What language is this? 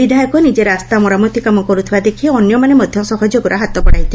Odia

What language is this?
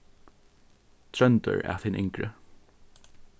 Faroese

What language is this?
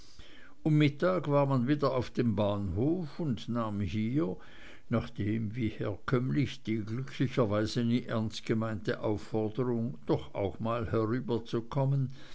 German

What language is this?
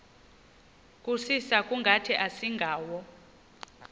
Xhosa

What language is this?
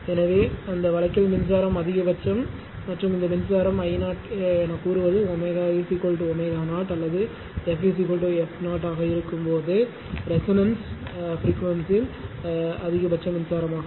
Tamil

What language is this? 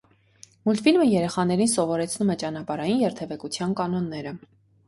Armenian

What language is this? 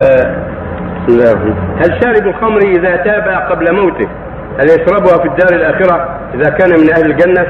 Arabic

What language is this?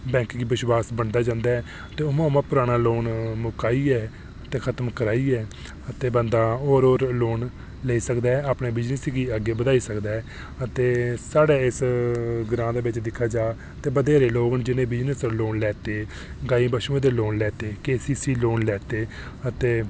Dogri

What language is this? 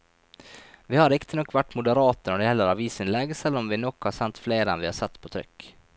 Norwegian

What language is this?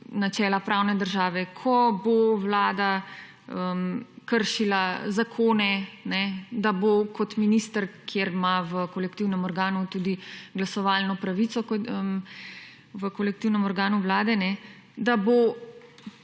Slovenian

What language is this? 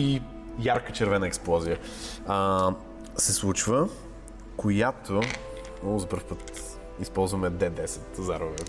Bulgarian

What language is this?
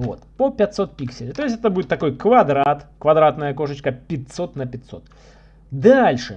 Russian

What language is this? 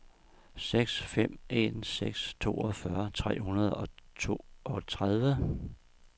Danish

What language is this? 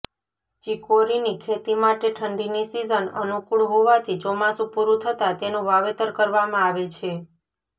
Gujarati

